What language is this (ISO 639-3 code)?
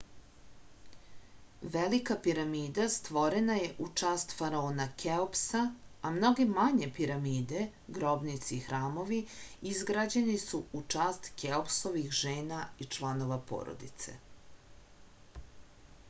srp